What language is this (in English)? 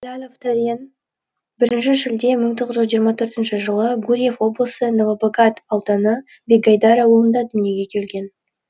Kazakh